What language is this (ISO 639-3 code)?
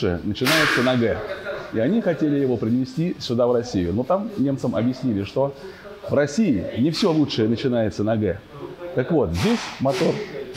rus